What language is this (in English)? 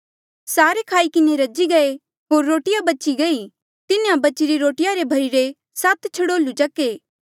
Mandeali